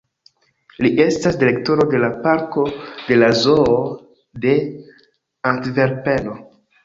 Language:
Esperanto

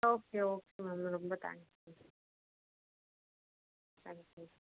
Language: Tamil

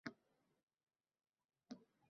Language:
Uzbek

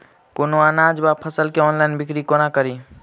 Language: Maithili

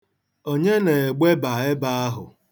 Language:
Igbo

